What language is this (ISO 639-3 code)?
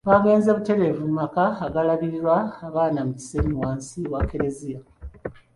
lug